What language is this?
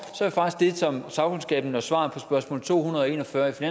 Danish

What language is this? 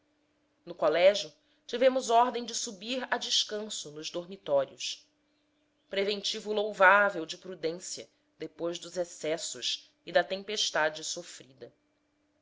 Portuguese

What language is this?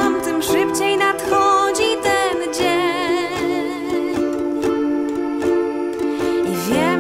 Polish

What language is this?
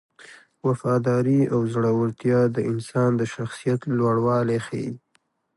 Pashto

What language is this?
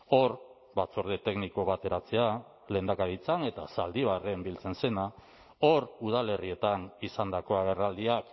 Basque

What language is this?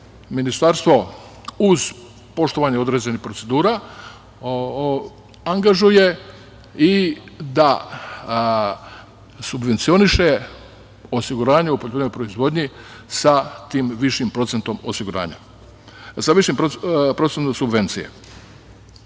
Serbian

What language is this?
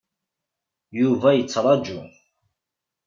Kabyle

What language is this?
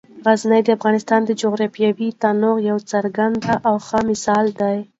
Pashto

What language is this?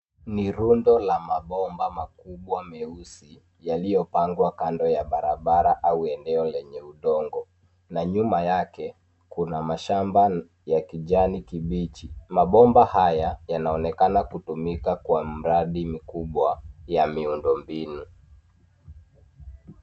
Swahili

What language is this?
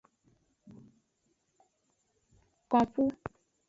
Aja (Benin)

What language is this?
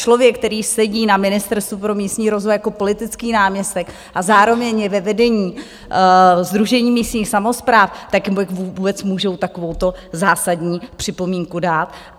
Czech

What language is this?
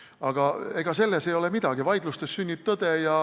Estonian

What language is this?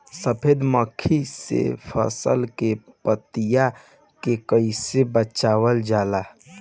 Bhojpuri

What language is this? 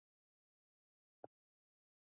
Chinese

